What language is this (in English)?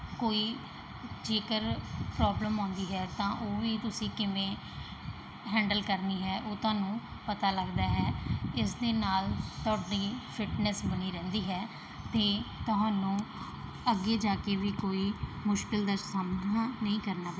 Punjabi